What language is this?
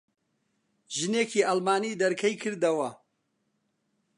Central Kurdish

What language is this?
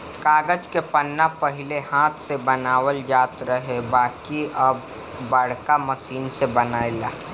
Bhojpuri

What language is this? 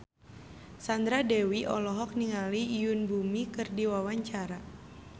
Sundanese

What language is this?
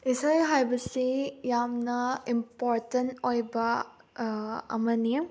Manipuri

